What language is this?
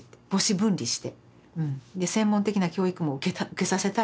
Japanese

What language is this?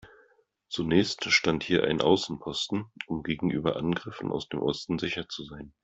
German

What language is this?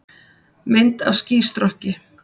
Icelandic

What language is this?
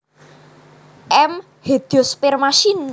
Javanese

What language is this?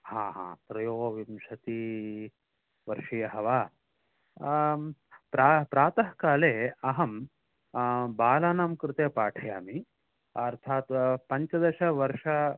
Sanskrit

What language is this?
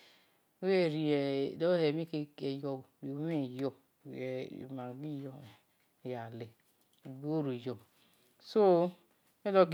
Esan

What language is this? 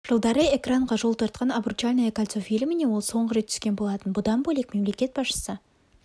Kazakh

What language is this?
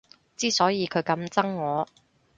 Cantonese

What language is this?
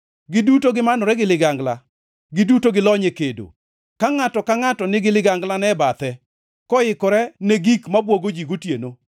Luo (Kenya and Tanzania)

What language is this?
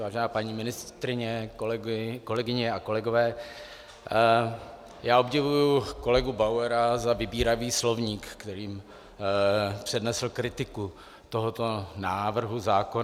Czech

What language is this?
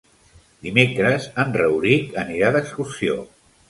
Catalan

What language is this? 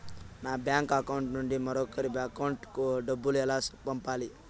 Telugu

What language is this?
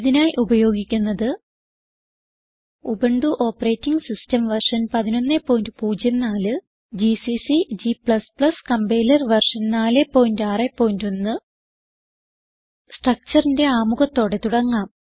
Malayalam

